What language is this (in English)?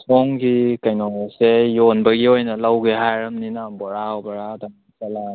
Manipuri